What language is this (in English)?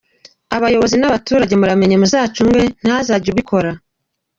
Kinyarwanda